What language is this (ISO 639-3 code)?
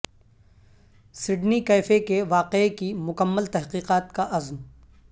urd